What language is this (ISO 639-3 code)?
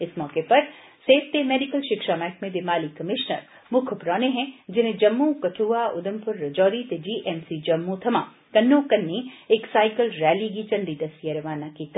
doi